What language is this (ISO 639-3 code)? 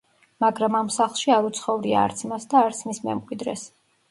kat